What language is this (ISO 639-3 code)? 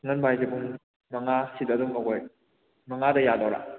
mni